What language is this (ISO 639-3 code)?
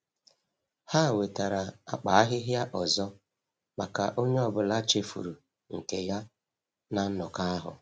ibo